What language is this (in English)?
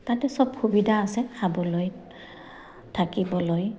Assamese